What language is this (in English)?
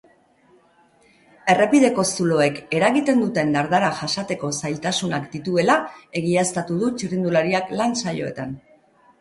Basque